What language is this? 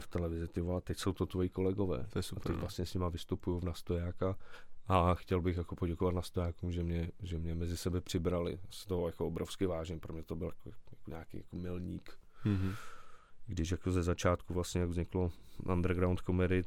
Czech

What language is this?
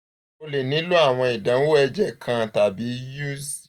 Yoruba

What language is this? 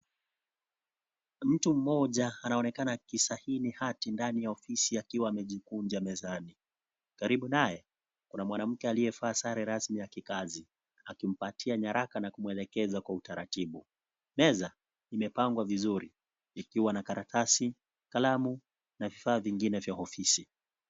Swahili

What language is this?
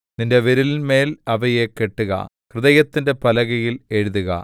Malayalam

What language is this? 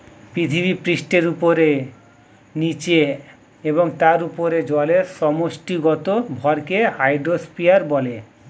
Bangla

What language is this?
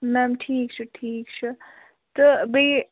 Kashmiri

